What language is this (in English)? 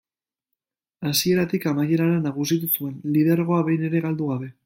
Basque